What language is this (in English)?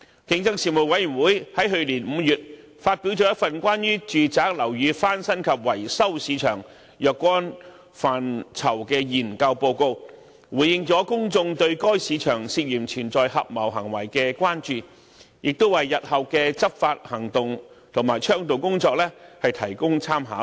Cantonese